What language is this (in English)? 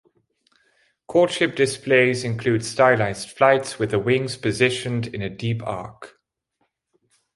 English